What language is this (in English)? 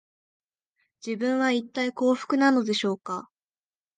Japanese